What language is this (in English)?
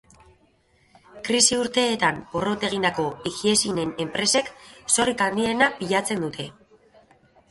Basque